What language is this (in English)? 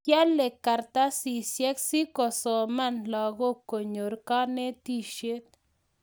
Kalenjin